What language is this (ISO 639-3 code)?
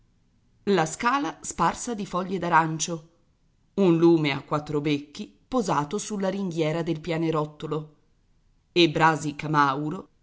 ita